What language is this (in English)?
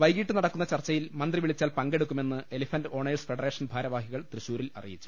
Malayalam